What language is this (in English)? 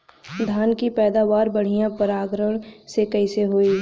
Bhojpuri